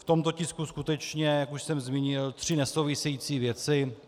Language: Czech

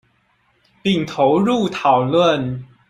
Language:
Chinese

